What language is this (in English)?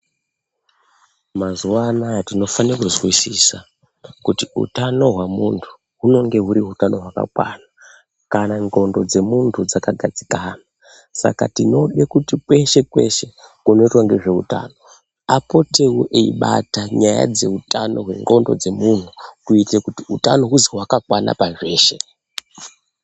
Ndau